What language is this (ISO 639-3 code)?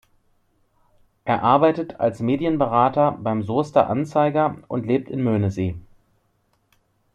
deu